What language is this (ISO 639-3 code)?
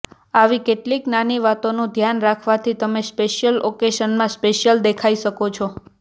guj